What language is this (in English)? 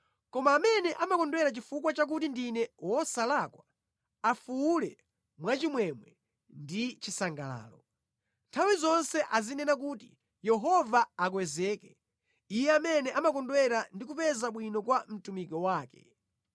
Nyanja